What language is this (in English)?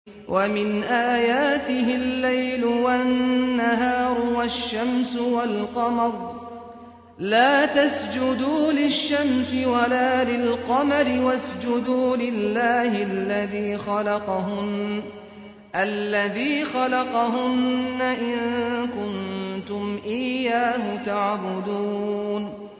Arabic